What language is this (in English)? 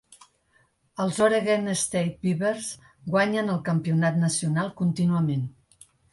Catalan